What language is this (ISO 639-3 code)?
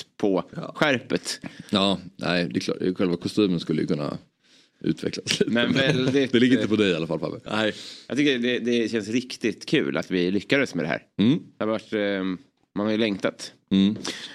swe